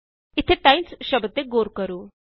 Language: Punjabi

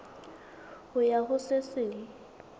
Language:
Southern Sotho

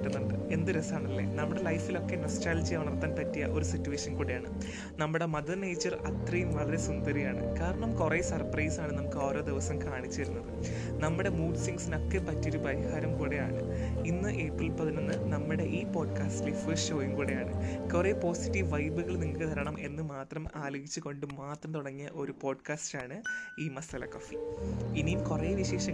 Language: Malayalam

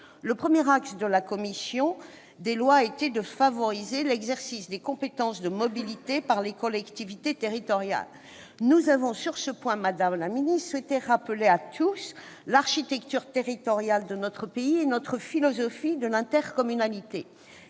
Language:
French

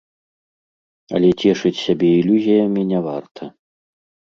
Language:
Belarusian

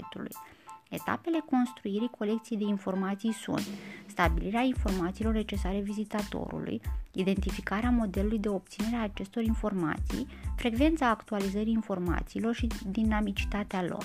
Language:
Romanian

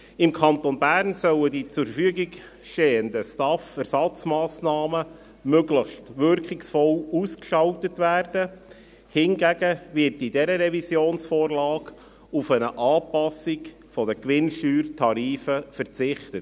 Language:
Swiss German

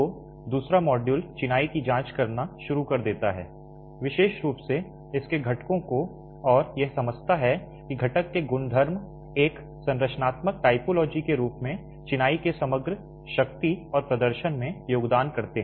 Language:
Hindi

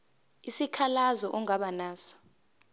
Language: Zulu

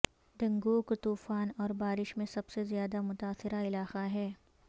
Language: Urdu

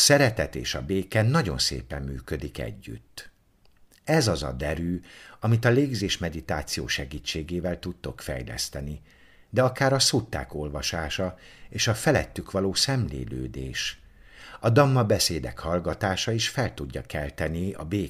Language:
Hungarian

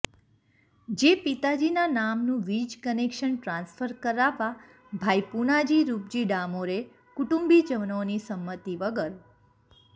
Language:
Gujarati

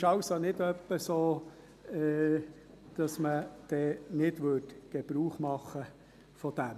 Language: Swiss German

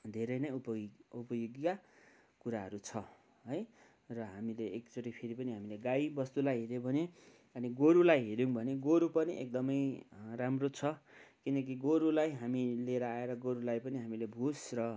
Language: Nepali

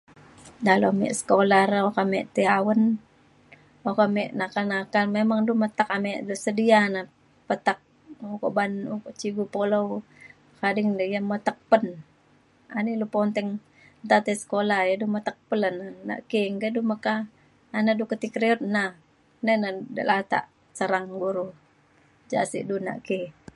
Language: Mainstream Kenyah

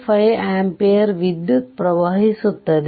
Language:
Kannada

